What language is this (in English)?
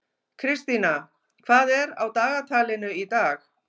Icelandic